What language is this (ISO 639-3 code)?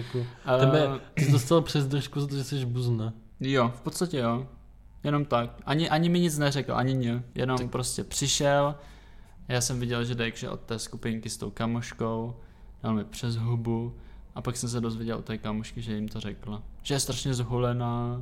ces